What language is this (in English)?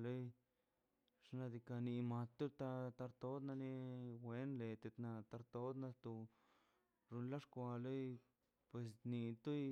Mazaltepec Zapotec